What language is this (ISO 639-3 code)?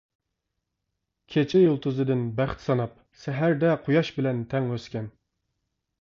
uig